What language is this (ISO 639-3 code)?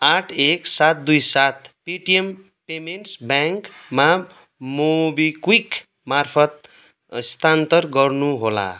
nep